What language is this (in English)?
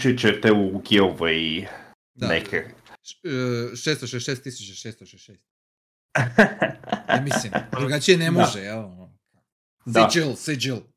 Croatian